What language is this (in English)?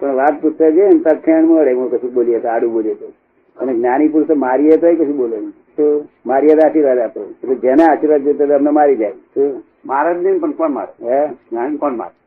Gujarati